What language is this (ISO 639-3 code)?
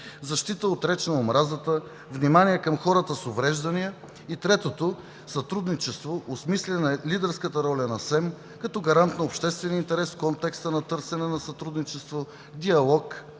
bul